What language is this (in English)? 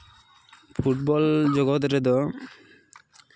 Santali